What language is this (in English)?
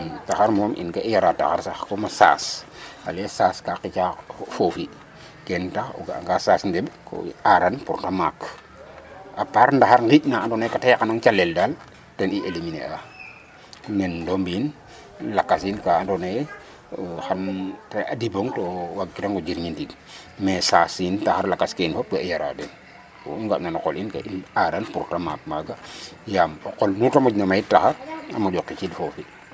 Serer